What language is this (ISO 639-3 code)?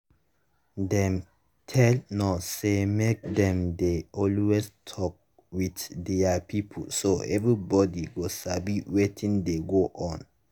pcm